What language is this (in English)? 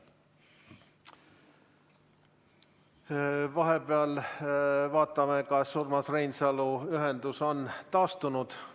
Estonian